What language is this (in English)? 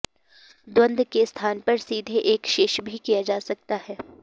Sanskrit